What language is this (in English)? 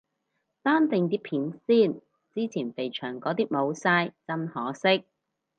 Cantonese